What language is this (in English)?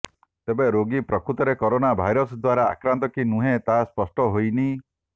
Odia